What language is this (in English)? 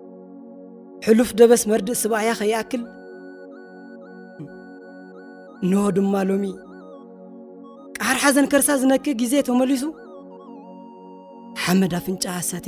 Arabic